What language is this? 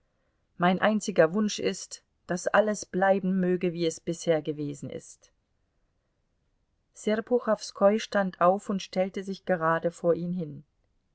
German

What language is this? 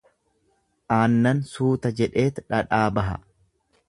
Oromo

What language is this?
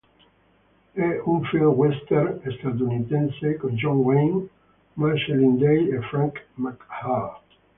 Italian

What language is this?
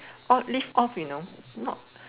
English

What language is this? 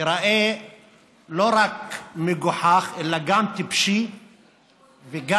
Hebrew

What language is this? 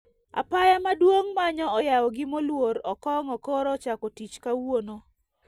Luo (Kenya and Tanzania)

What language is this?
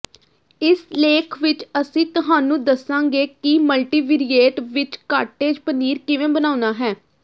Punjabi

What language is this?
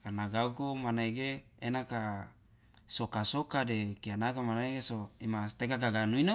Loloda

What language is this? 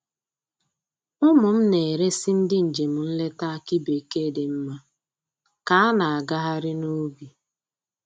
Igbo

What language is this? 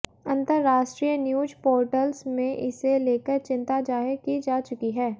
Hindi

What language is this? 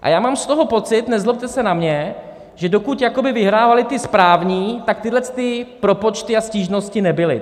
Czech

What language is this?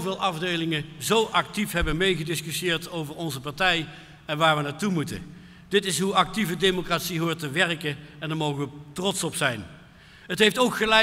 Dutch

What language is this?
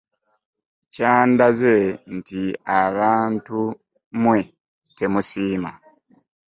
Ganda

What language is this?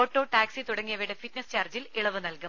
Malayalam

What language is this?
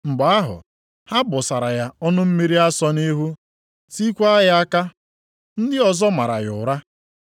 Igbo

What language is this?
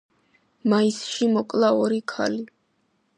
Georgian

